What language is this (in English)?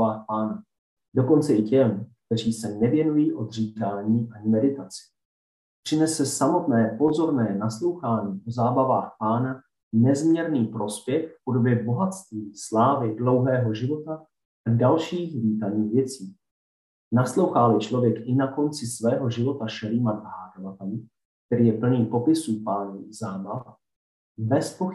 Czech